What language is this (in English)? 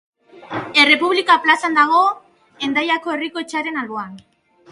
Basque